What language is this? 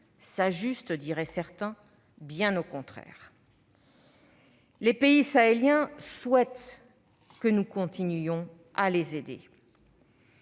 French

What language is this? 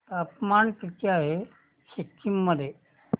Marathi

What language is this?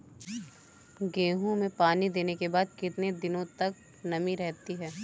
Hindi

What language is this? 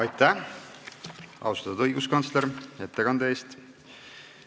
Estonian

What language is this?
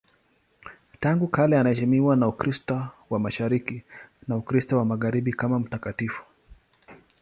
Swahili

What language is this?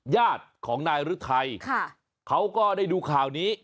Thai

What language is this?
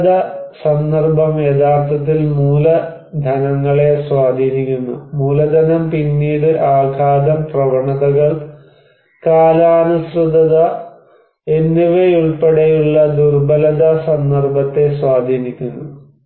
Malayalam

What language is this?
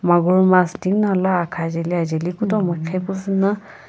Sumi Naga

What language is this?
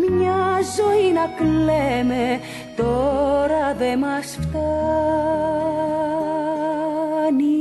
Greek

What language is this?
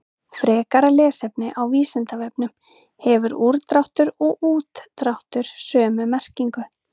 Icelandic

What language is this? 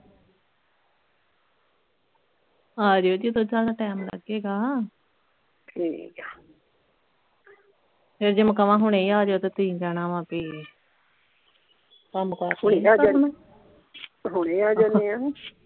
Punjabi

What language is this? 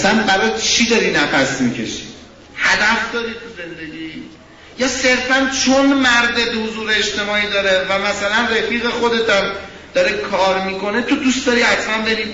Persian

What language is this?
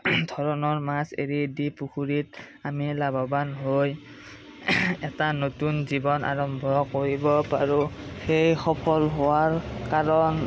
Assamese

